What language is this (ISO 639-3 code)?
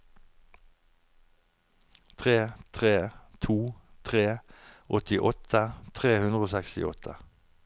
nor